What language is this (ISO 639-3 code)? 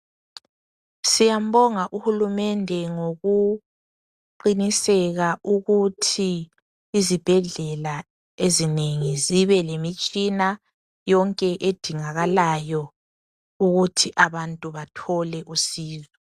nde